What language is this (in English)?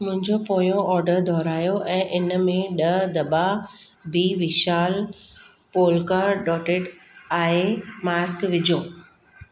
Sindhi